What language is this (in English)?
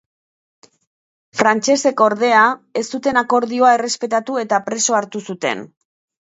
Basque